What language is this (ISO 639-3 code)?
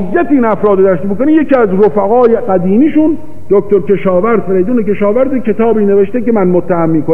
fas